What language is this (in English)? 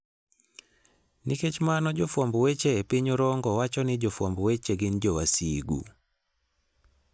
Luo (Kenya and Tanzania)